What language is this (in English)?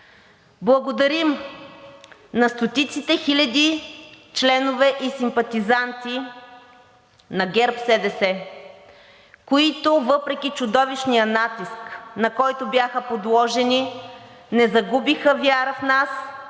Bulgarian